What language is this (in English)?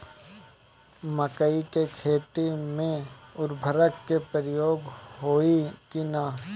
Bhojpuri